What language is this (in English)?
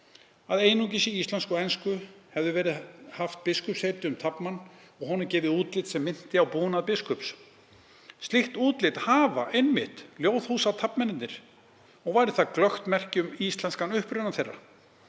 Icelandic